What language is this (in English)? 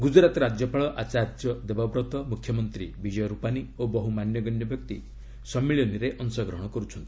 Odia